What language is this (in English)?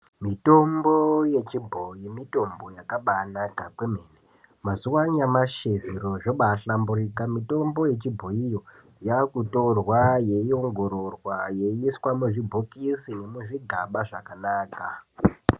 Ndau